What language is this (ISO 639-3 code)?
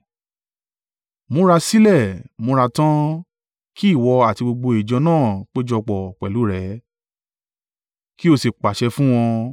yor